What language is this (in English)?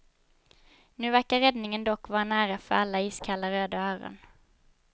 Swedish